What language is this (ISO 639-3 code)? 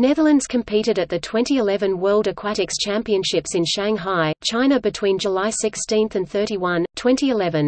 eng